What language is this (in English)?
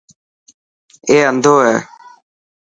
Dhatki